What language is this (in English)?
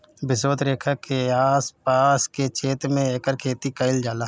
Bhojpuri